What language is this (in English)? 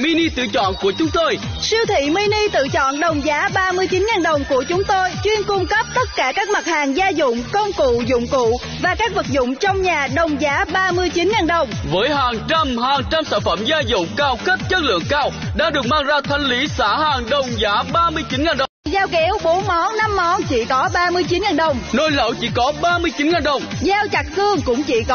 Vietnamese